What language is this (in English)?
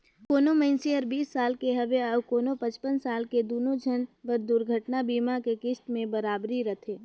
Chhattisgarhi